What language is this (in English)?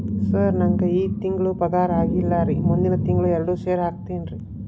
Kannada